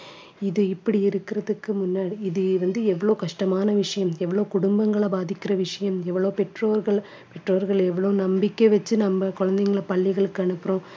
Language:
Tamil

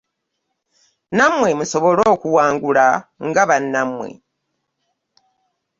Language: Ganda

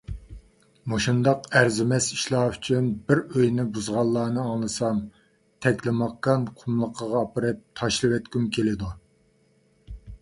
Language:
Uyghur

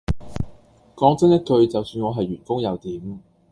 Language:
Cantonese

